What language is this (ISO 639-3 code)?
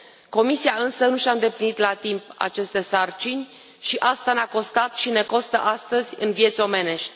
ron